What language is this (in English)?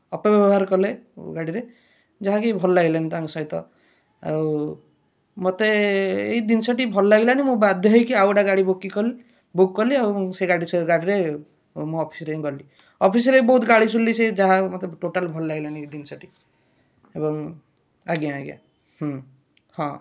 Odia